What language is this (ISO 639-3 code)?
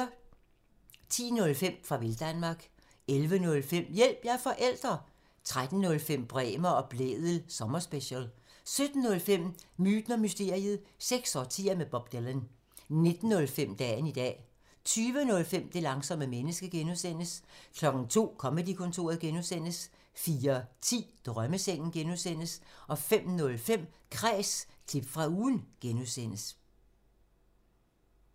dan